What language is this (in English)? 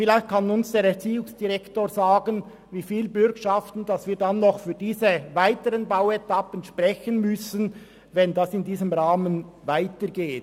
Swiss German